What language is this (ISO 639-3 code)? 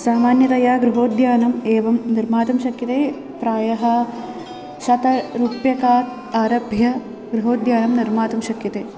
san